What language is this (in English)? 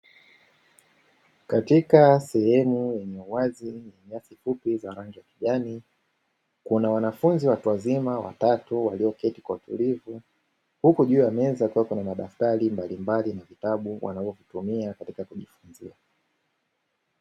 Swahili